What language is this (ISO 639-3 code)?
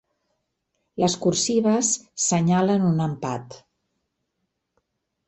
cat